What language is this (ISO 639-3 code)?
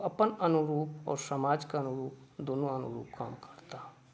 mai